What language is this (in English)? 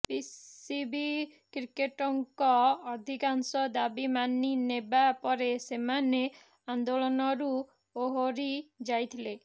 Odia